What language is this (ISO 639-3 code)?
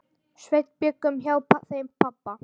isl